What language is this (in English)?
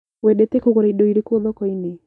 Kikuyu